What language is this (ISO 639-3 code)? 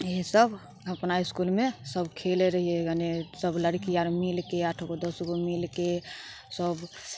mai